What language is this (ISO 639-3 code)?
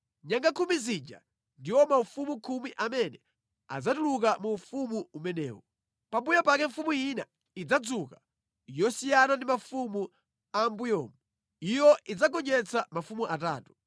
nya